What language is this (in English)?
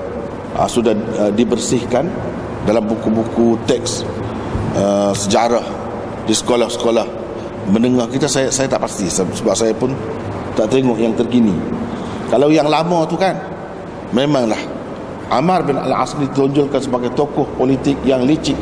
Malay